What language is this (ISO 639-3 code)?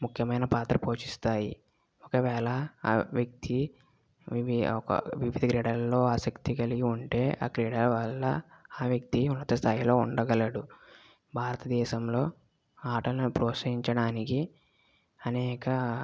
tel